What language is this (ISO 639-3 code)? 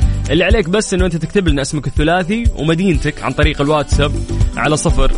ara